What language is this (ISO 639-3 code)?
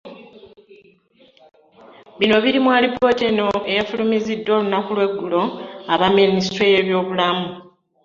lug